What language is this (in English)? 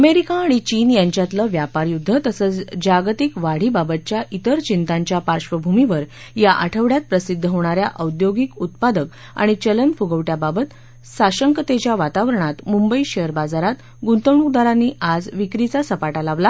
Marathi